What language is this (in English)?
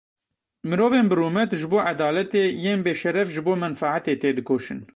Kurdish